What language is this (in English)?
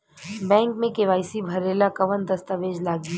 Bhojpuri